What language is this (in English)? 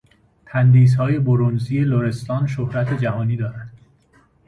Persian